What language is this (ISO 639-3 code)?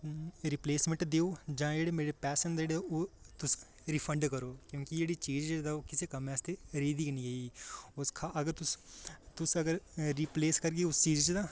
doi